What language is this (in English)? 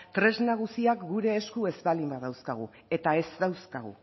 Basque